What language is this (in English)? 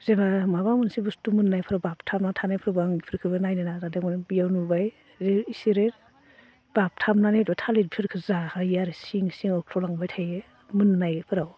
Bodo